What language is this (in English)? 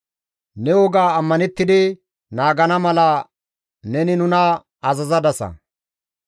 Gamo